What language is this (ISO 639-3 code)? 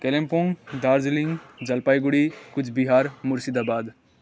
nep